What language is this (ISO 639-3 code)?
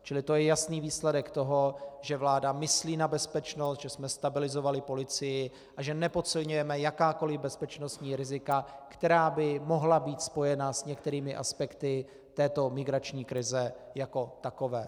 ces